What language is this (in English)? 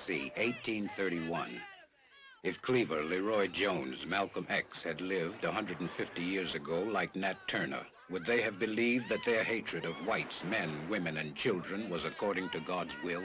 English